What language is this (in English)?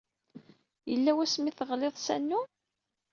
Kabyle